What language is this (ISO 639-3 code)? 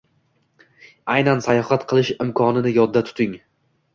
uzb